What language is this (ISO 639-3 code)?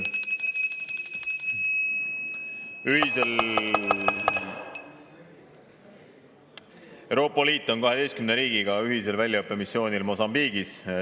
est